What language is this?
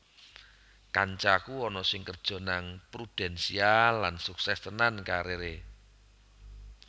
Javanese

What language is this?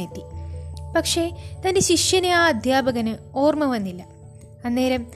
Malayalam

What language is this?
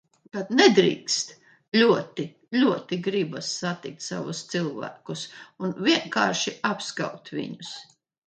Latvian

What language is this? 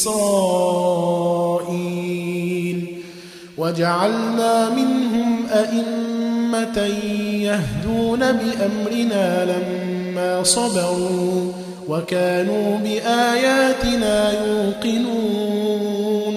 Arabic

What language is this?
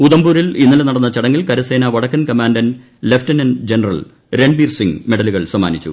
Malayalam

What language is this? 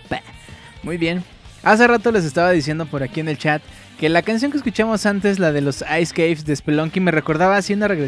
Spanish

